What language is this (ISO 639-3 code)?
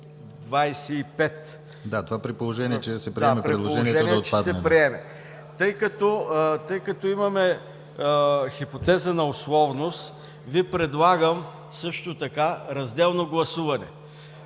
bul